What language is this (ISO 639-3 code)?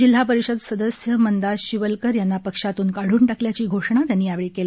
mar